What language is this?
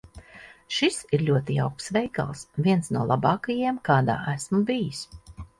Latvian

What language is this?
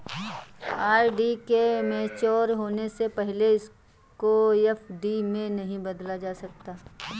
Hindi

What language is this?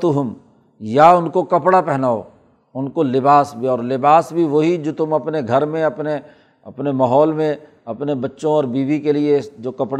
Urdu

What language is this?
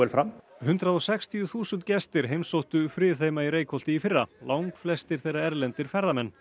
Icelandic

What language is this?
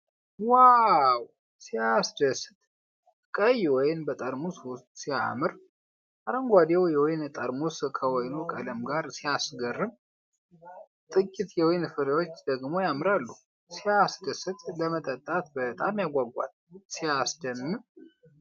Amharic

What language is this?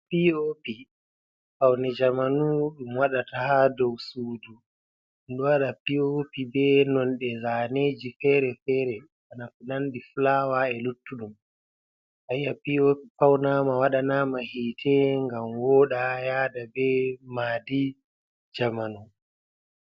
Fula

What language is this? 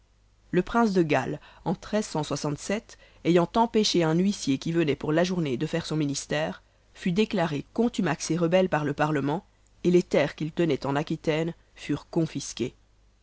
French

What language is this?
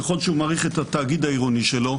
Hebrew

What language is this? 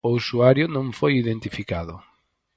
Galician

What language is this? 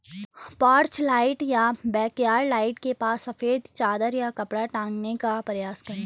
Hindi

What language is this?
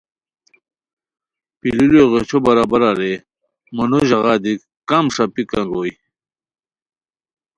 Khowar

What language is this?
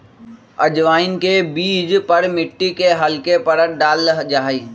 Magahi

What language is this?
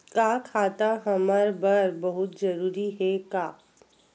Chhattisgarhi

